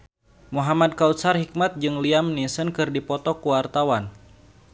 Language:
Sundanese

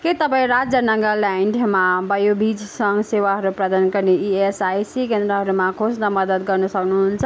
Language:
Nepali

